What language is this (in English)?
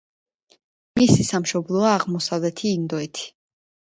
Georgian